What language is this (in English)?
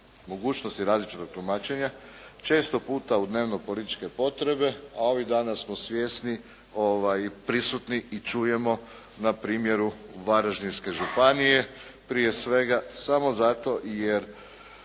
Croatian